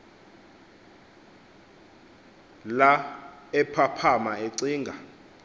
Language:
Xhosa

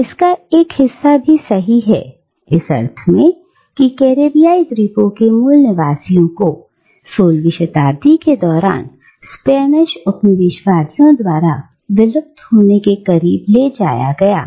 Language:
Hindi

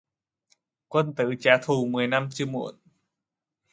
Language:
Vietnamese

